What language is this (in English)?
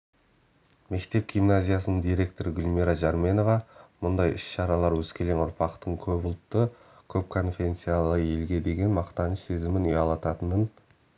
Kazakh